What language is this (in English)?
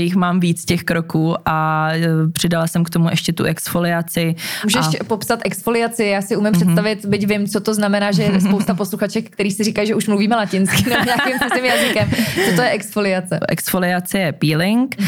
Czech